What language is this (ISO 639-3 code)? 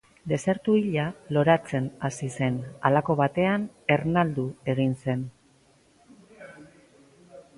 eus